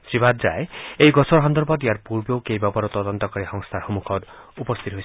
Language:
Assamese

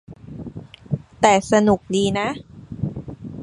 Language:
Thai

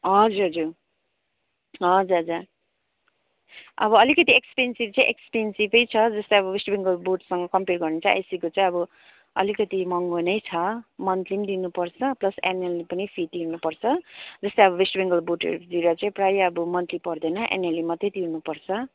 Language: Nepali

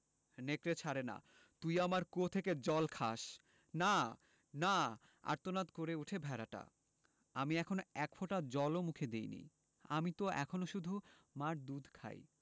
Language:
Bangla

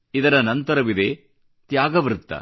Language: Kannada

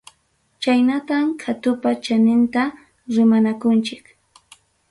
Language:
Ayacucho Quechua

